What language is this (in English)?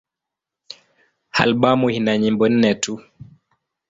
Swahili